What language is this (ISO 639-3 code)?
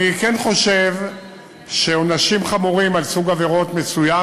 heb